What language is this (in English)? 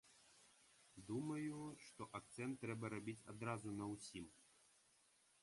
Belarusian